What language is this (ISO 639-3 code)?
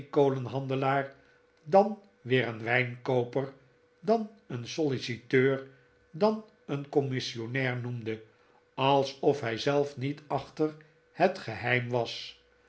nld